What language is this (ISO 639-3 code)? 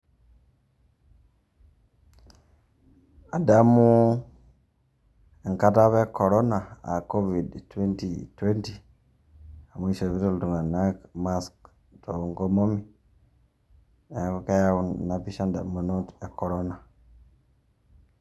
mas